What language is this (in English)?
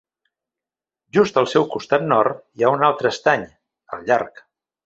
Catalan